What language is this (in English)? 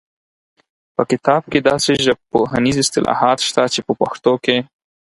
Pashto